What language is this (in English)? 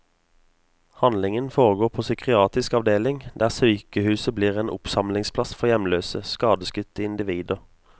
Norwegian